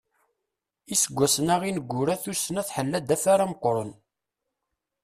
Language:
Kabyle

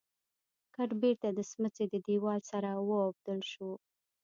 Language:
Pashto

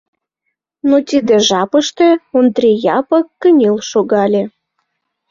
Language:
Mari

